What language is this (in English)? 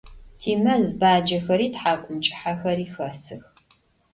Adyghe